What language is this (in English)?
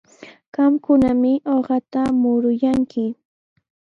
Sihuas Ancash Quechua